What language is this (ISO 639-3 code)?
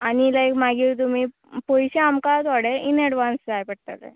kok